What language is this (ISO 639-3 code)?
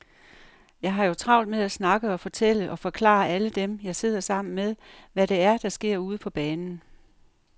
dan